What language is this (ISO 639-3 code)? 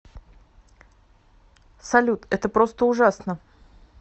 rus